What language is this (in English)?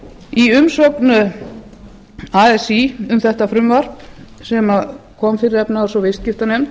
Icelandic